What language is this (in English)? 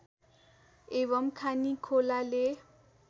Nepali